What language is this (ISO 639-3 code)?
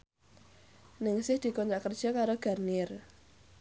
jav